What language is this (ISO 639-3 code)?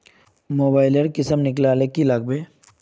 mag